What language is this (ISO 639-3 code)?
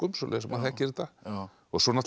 isl